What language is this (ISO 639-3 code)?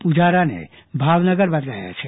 guj